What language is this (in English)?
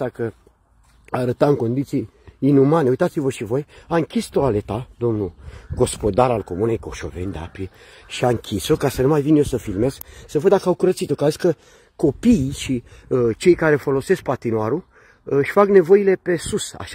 Romanian